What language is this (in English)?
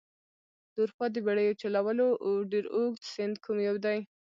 Pashto